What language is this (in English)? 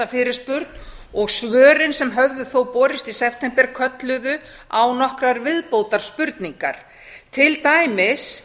Icelandic